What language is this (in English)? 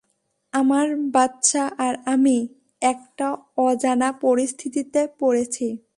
Bangla